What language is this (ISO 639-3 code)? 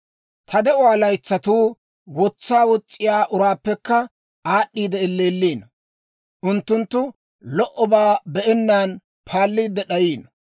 dwr